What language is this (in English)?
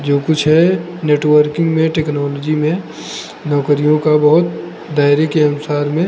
Hindi